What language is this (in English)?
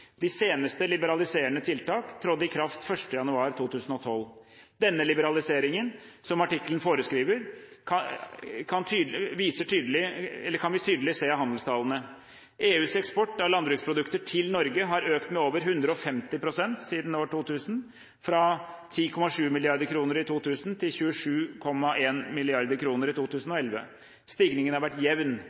Norwegian Bokmål